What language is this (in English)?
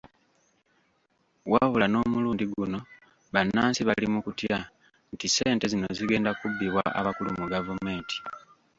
Ganda